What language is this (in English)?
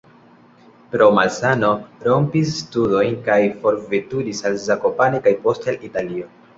Esperanto